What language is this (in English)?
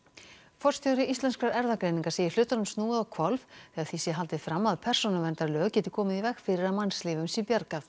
Icelandic